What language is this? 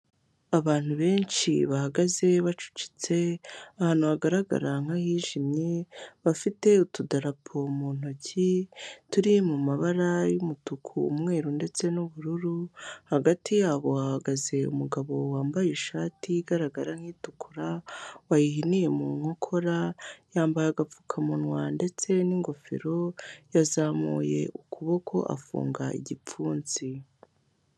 Kinyarwanda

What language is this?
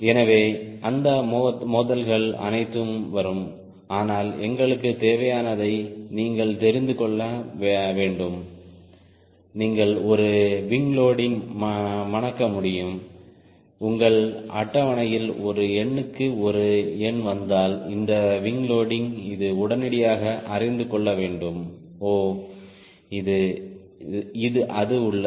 Tamil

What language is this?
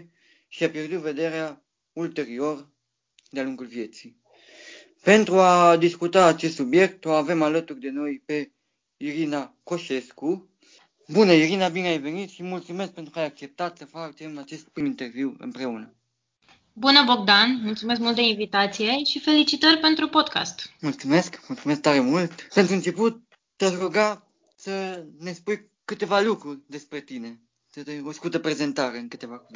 Romanian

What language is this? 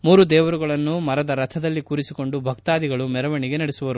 Kannada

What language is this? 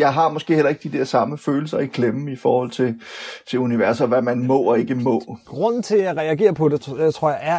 Danish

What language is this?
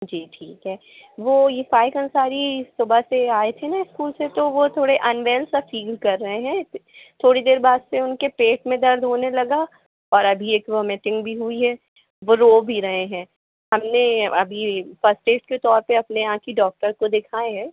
Hindi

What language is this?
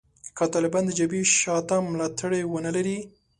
Pashto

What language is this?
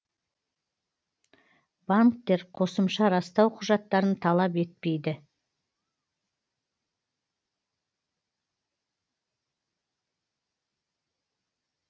Kazakh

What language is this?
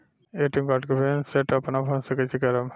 Bhojpuri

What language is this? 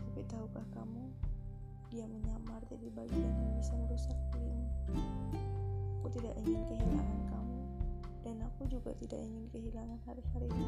Indonesian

